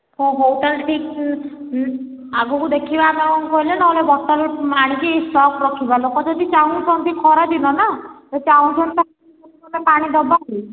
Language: Odia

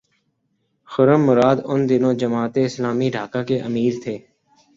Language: Urdu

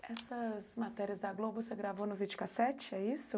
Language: Portuguese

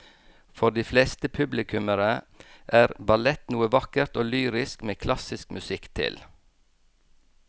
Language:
Norwegian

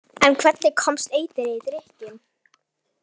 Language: Icelandic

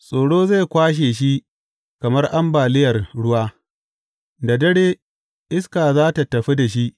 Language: Hausa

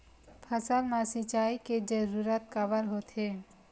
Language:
Chhattisgarhi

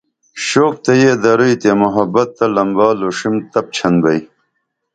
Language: Dameli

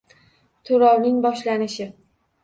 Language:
Uzbek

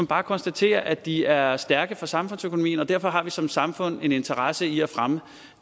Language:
Danish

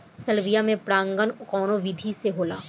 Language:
Bhojpuri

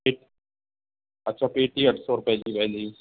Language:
Sindhi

